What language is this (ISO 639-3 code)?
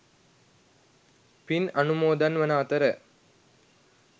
sin